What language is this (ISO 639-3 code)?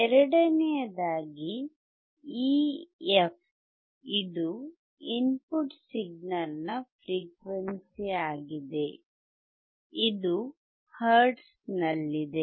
kan